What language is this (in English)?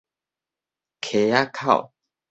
Min Nan Chinese